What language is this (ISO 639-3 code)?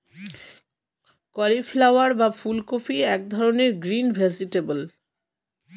ben